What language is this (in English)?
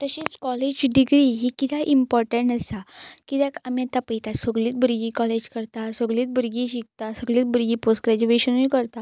Konkani